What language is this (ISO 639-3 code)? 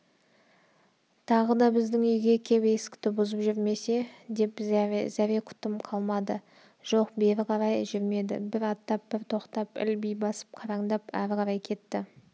kaz